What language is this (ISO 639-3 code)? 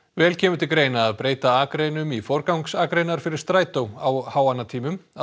isl